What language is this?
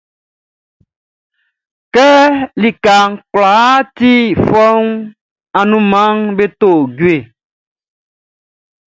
Baoulé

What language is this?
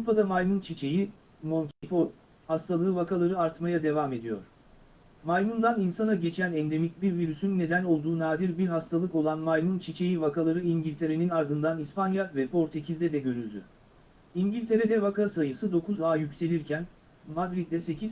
Turkish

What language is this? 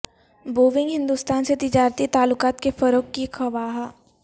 Urdu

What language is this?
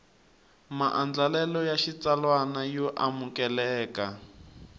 Tsonga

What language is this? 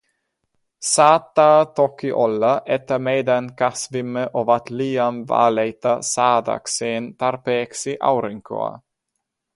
Finnish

